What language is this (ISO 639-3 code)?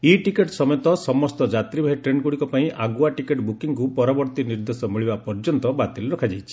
ori